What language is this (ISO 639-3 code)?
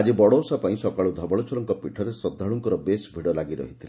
ori